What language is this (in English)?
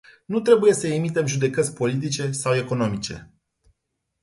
Romanian